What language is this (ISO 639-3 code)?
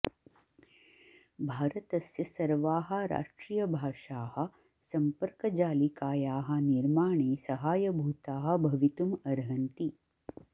san